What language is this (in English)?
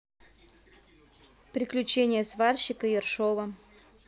Russian